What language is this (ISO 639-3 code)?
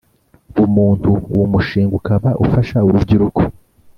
kin